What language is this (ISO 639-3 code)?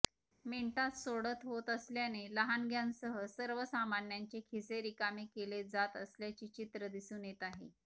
mar